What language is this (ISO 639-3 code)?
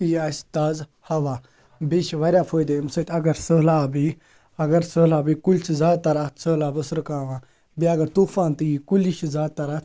kas